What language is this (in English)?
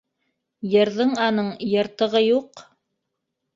Bashkir